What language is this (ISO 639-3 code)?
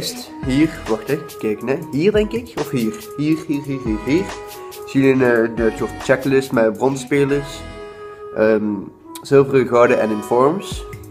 nld